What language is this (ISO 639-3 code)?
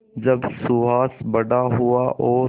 hin